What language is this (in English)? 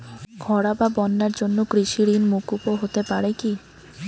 Bangla